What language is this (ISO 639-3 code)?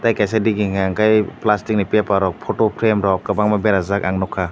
trp